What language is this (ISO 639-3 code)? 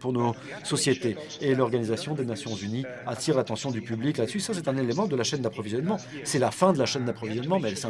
fra